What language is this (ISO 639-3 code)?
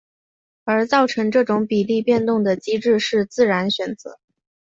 zho